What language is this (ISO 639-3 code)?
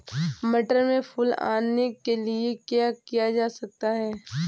hin